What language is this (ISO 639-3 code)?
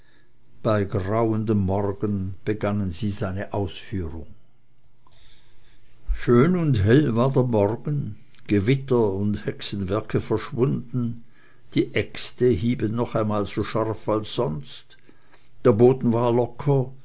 deu